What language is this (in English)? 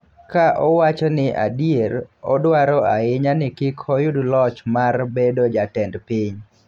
Luo (Kenya and Tanzania)